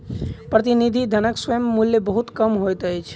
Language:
Maithili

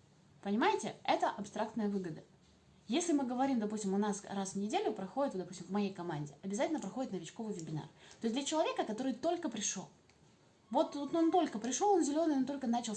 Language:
Russian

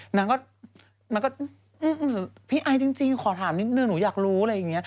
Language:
Thai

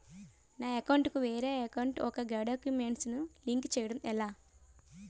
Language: Telugu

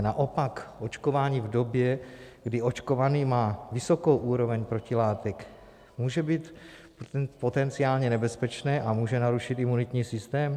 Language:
Czech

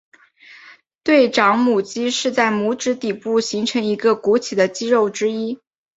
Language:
Chinese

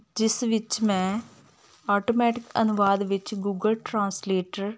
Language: Punjabi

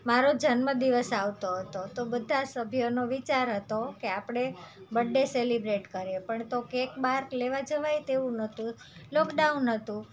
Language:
Gujarati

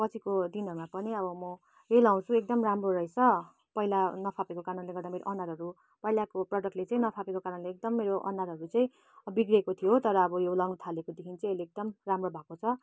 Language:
Nepali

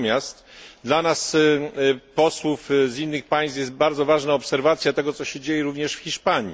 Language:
Polish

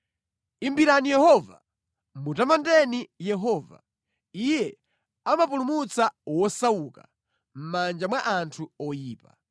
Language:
Nyanja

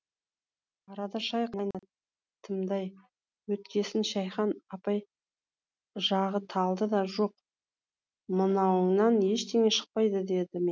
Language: Kazakh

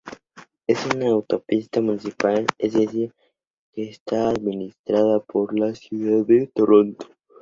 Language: Spanish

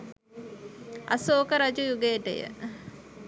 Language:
Sinhala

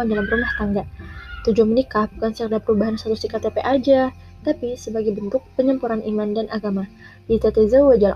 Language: Indonesian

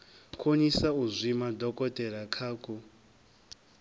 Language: Venda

